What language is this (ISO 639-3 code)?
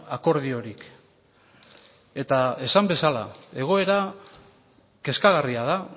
eus